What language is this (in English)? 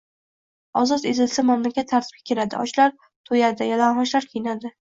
Uzbek